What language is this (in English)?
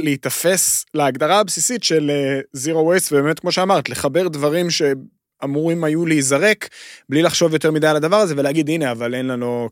Hebrew